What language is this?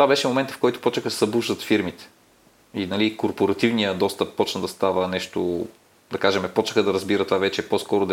Bulgarian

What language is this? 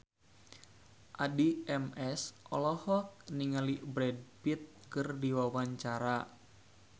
Sundanese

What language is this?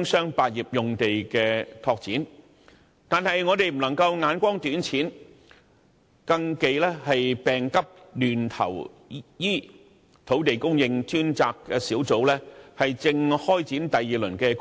Cantonese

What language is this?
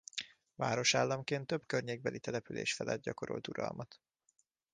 Hungarian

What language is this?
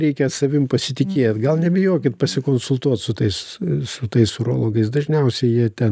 Lithuanian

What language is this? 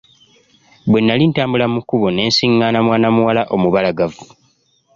Ganda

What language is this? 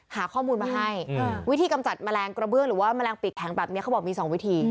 Thai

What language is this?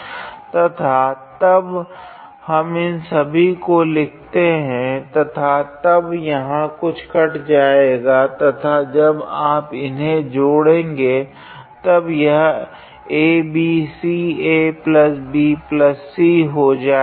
Hindi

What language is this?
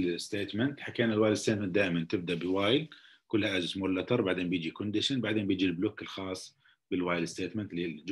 Arabic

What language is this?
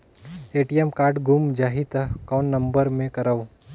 Chhattisgarhi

